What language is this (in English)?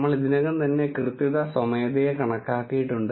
Malayalam